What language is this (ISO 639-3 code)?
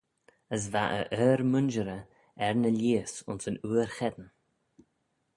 glv